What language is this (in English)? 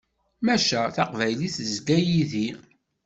Kabyle